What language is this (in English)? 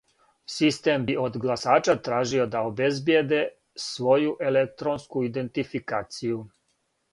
Serbian